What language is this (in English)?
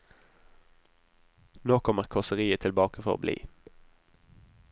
Norwegian